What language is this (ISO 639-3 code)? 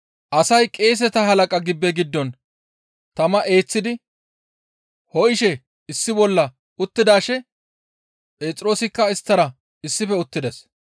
gmv